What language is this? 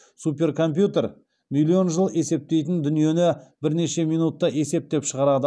Kazakh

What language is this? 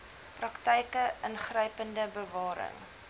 Afrikaans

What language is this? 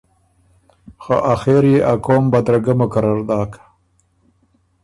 Ormuri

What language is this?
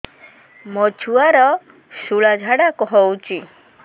Odia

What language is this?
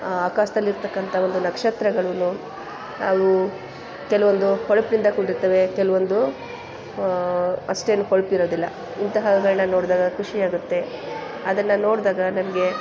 Kannada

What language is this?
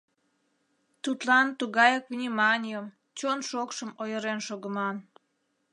Mari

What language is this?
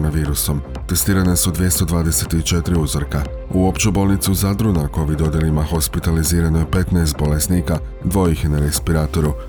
Croatian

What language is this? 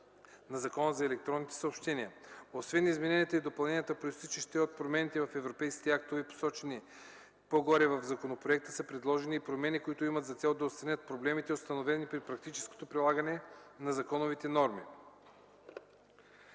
Bulgarian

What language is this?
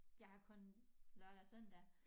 Danish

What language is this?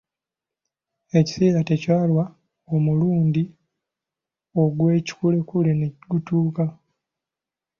Ganda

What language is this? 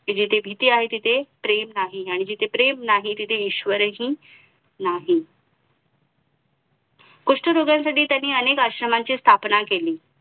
Marathi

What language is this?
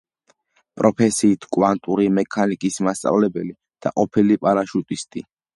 Georgian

